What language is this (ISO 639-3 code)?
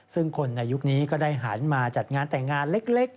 tha